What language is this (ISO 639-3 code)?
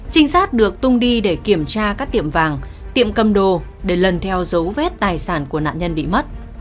vie